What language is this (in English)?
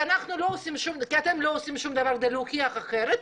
Hebrew